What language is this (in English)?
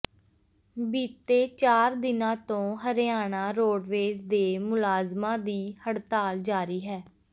Punjabi